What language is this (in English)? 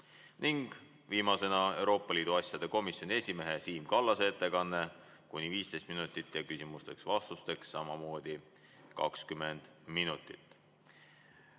Estonian